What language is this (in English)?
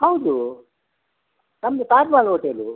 Kannada